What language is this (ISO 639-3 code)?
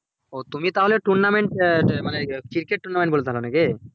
ben